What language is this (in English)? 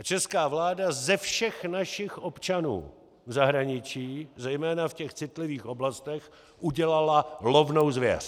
Czech